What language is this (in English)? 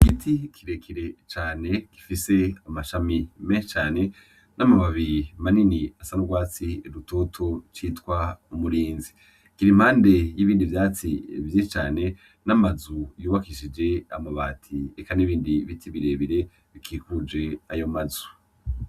Rundi